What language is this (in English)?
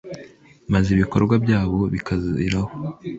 Kinyarwanda